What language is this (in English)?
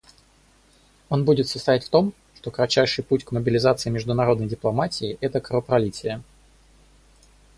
Russian